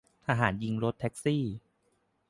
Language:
Thai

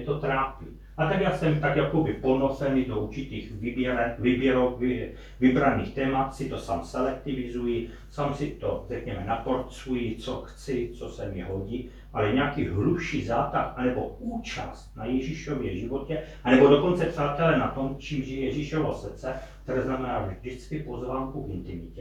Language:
Czech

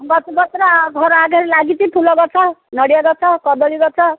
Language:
Odia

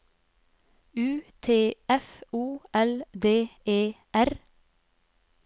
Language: Norwegian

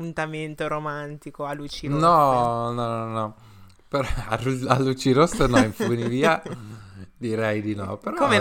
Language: Italian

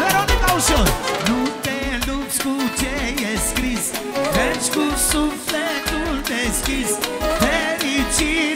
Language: Romanian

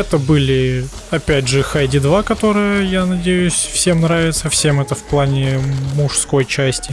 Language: Russian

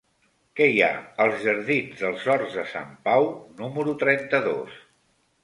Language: Catalan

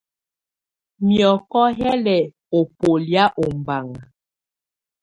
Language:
Tunen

